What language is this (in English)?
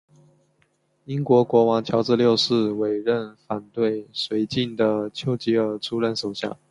Chinese